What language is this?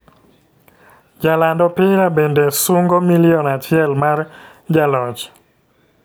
Luo (Kenya and Tanzania)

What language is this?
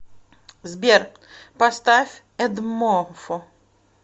Russian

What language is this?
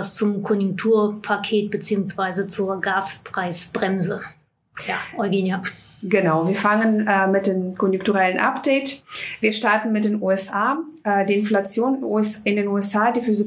German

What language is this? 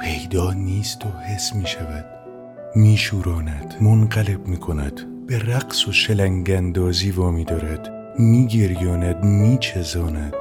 Persian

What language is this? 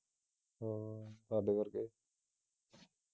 Punjabi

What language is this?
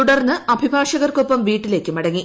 Malayalam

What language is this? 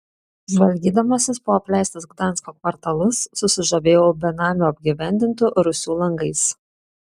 Lithuanian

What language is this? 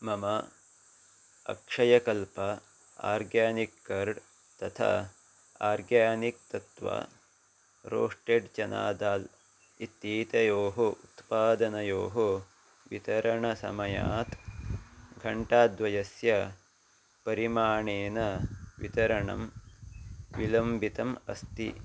Sanskrit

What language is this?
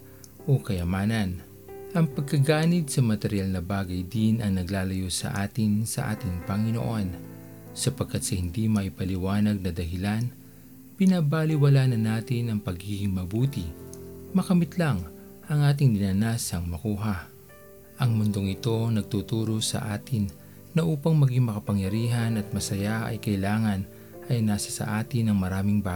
Filipino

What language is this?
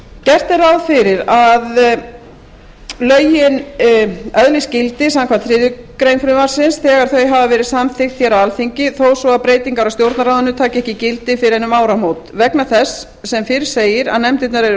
Icelandic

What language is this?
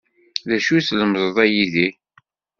Kabyle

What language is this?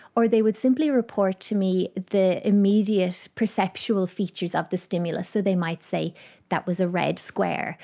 English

